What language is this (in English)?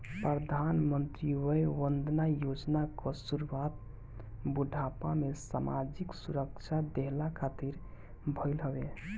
Bhojpuri